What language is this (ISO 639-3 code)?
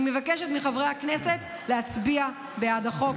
heb